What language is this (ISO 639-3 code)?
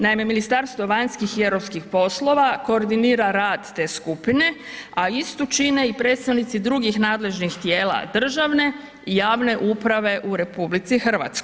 hrv